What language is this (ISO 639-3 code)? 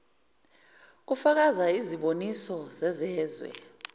zul